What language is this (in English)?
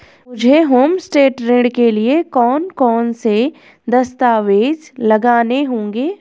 Hindi